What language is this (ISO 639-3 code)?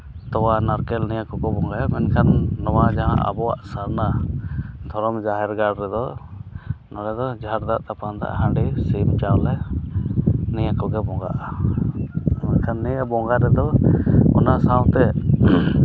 sat